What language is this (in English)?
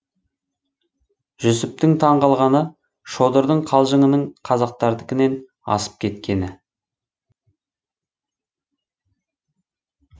Kazakh